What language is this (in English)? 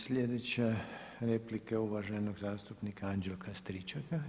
Croatian